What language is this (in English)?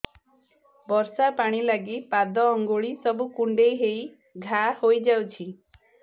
Odia